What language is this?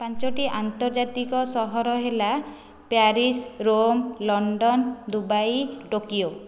Odia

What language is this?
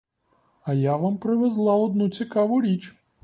Ukrainian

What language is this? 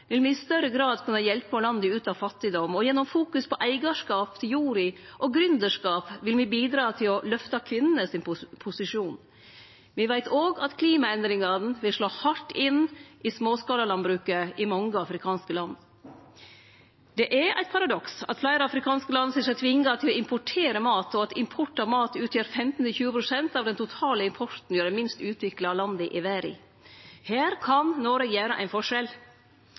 Norwegian Nynorsk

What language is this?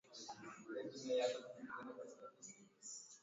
Swahili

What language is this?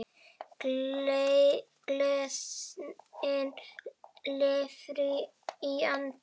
Icelandic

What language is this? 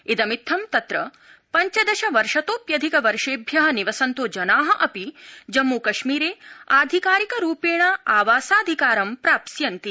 Sanskrit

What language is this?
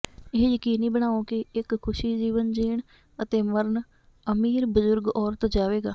Punjabi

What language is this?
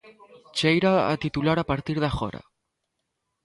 Galician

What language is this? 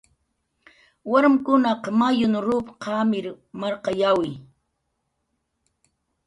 Jaqaru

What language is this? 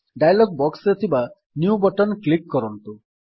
Odia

